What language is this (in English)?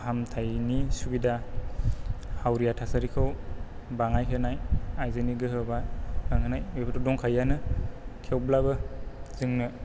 Bodo